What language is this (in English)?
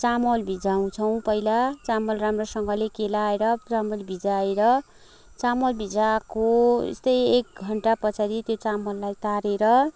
Nepali